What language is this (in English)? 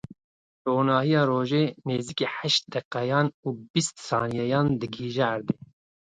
Kurdish